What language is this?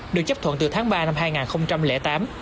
Vietnamese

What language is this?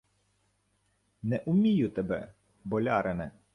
Ukrainian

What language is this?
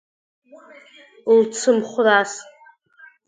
Abkhazian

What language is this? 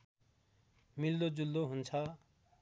Nepali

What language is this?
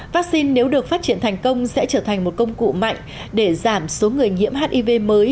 Vietnamese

